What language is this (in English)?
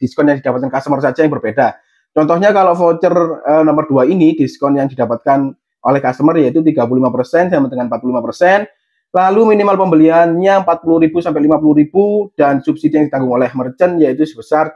Indonesian